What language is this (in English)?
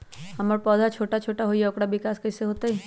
Magahi